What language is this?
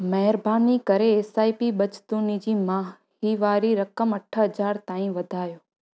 Sindhi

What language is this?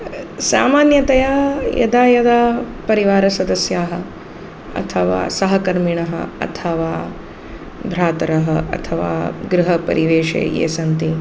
Sanskrit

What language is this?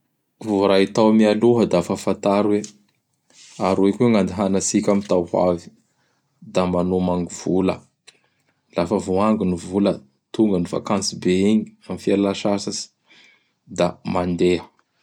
Bara Malagasy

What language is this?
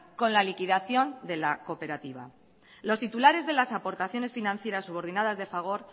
Spanish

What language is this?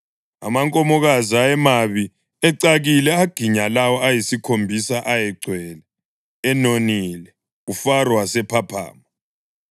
North Ndebele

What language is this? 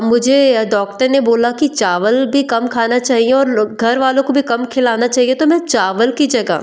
Hindi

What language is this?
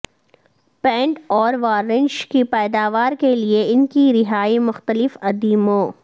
Urdu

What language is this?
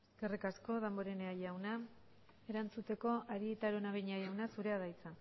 Basque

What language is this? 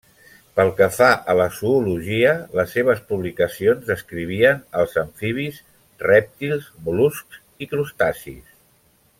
Catalan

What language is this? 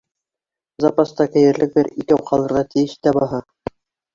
Bashkir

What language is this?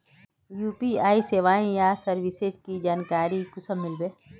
Magahi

